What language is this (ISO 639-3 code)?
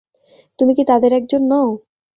ben